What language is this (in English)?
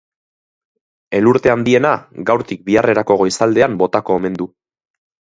Basque